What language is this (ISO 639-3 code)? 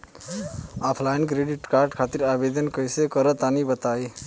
bho